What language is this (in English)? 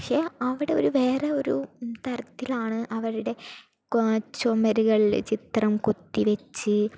Malayalam